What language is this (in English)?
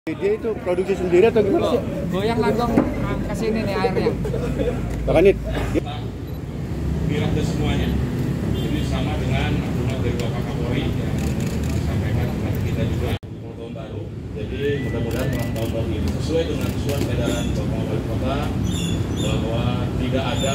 Indonesian